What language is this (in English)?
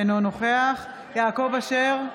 Hebrew